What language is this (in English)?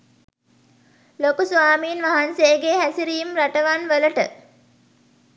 Sinhala